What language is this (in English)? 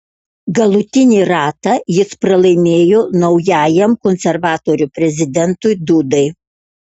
Lithuanian